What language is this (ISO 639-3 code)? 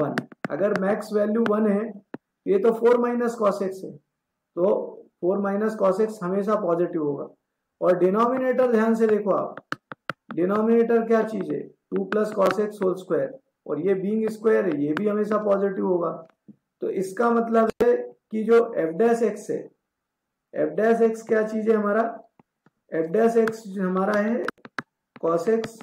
hin